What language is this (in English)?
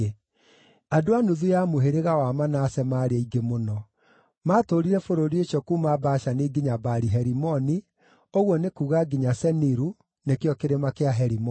Kikuyu